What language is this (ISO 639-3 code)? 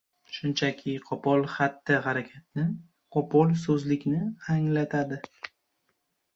uzb